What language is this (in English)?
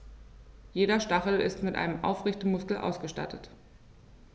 German